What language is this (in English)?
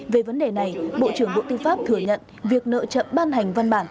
Vietnamese